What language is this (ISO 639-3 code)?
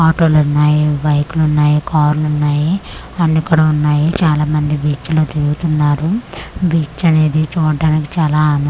tel